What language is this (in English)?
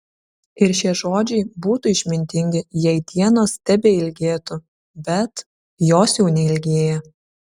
Lithuanian